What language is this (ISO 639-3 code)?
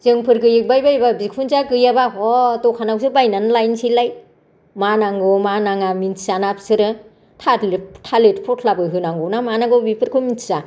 brx